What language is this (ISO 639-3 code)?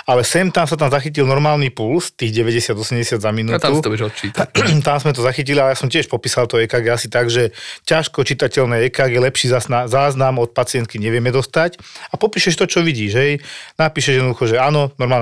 slk